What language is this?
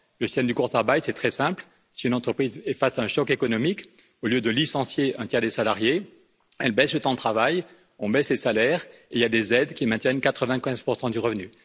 French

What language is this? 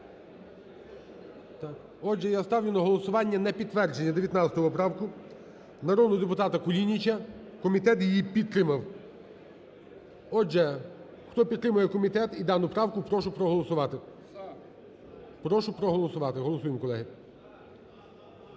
Ukrainian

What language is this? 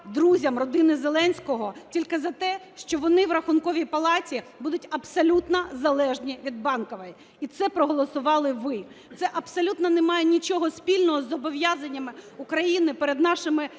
Ukrainian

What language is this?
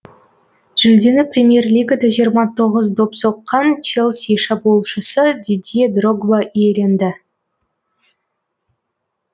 Kazakh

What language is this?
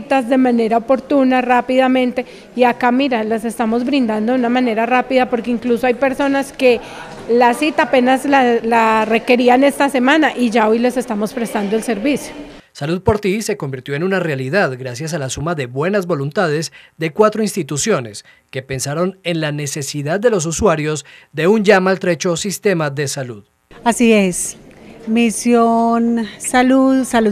Spanish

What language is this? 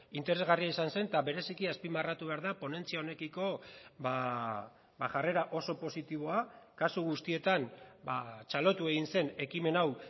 Basque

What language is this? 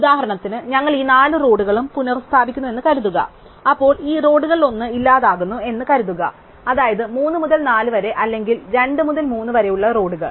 Malayalam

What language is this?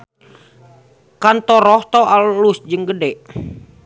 Sundanese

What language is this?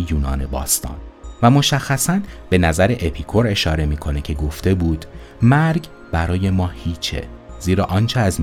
Persian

